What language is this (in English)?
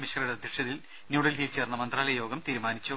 Malayalam